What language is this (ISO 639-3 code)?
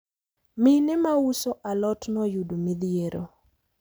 luo